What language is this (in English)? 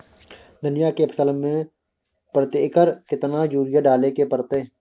Maithili